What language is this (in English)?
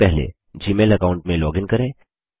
Hindi